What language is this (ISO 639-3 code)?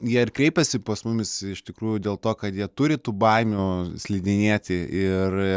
lit